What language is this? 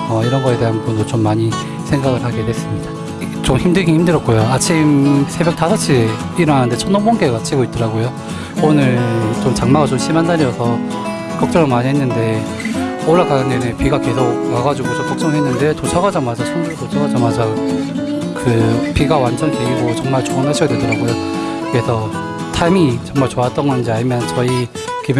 Korean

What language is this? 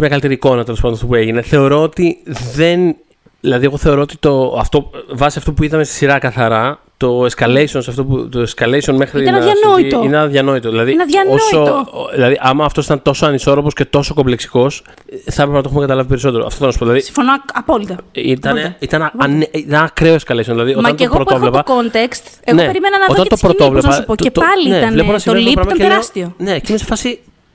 Greek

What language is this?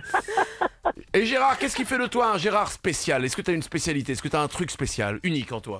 French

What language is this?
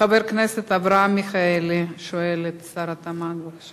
Hebrew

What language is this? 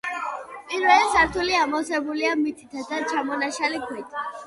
Georgian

